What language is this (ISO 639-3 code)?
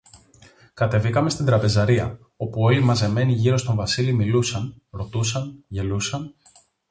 ell